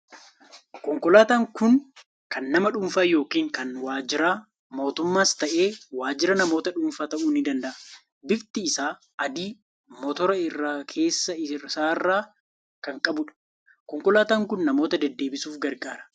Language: Oromo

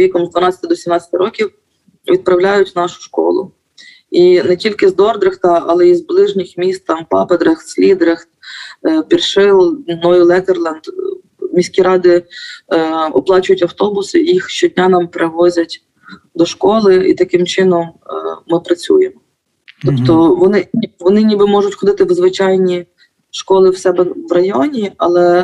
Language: Ukrainian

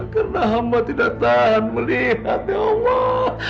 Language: Indonesian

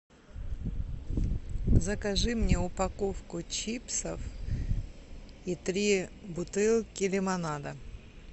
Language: Russian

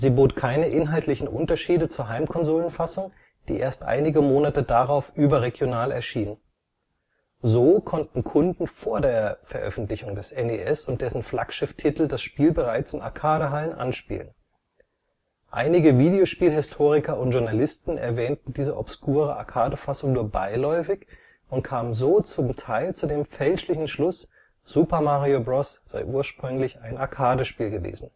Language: German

